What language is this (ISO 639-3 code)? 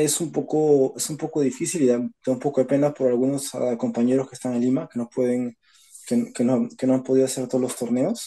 spa